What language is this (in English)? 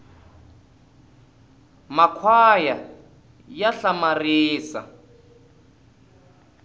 Tsonga